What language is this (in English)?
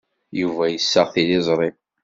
Kabyle